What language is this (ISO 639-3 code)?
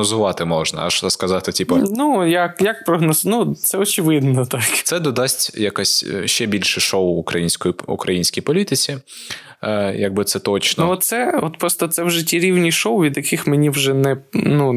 ukr